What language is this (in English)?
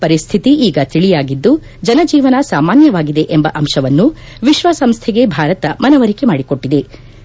Kannada